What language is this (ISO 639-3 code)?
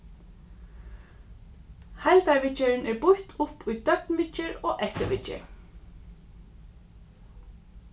fao